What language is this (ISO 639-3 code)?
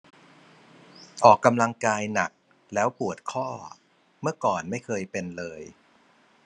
tha